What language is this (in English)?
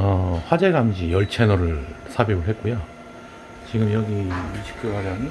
Korean